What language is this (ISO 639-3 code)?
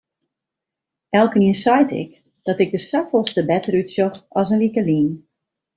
fry